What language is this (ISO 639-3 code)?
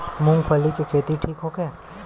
bho